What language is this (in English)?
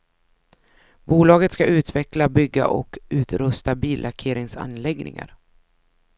Swedish